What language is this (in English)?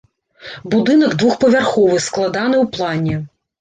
Belarusian